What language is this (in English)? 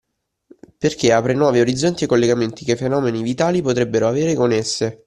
Italian